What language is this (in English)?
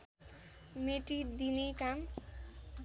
Nepali